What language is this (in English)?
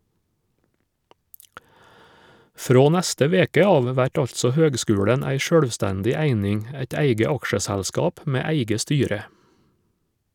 Norwegian